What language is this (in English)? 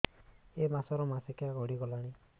Odia